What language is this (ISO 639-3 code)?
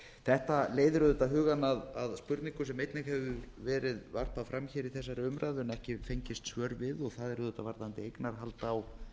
isl